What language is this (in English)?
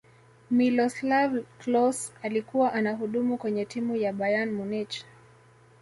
Swahili